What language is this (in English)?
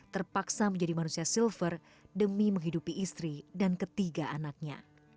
Indonesian